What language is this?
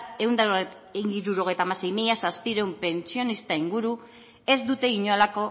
Basque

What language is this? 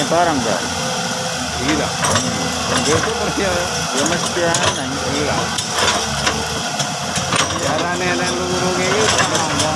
Indonesian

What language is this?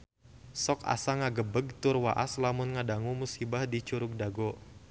Sundanese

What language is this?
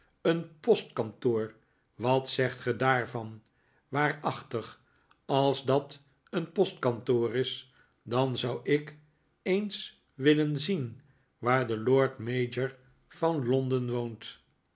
Dutch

